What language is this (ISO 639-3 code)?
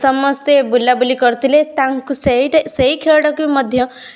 ori